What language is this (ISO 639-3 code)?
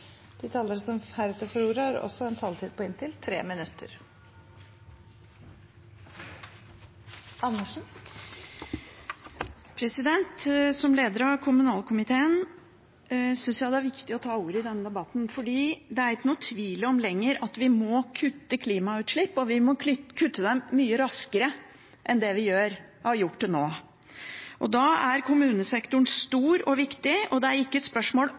nob